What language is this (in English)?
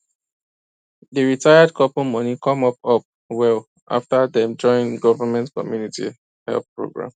Nigerian Pidgin